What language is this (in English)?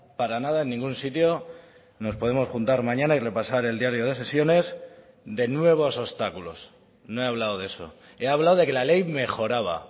Spanish